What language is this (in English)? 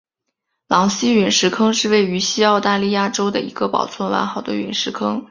Chinese